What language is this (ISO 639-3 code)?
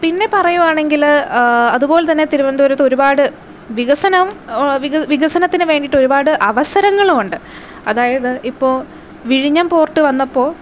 mal